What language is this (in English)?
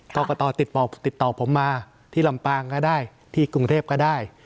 Thai